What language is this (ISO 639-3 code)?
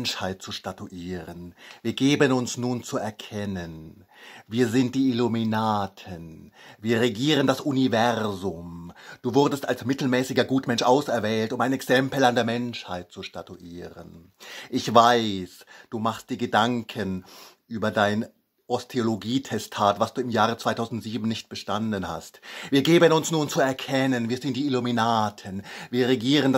deu